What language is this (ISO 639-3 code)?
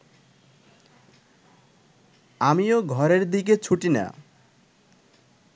ben